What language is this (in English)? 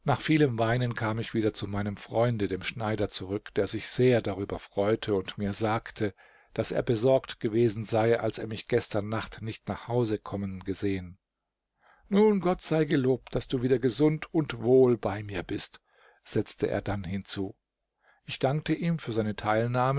German